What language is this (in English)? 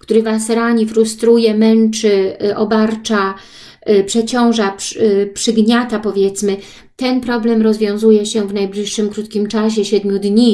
Polish